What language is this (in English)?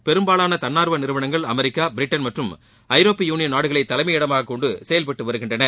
Tamil